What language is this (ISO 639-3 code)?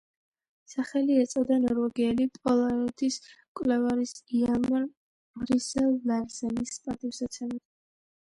kat